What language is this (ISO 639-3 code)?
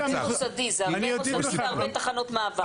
heb